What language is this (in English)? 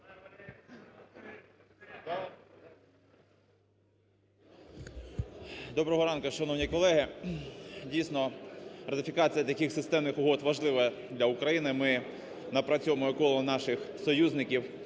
Ukrainian